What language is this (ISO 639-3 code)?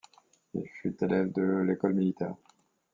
fra